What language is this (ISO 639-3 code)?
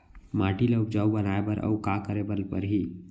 hne